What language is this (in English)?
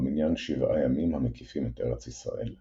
Hebrew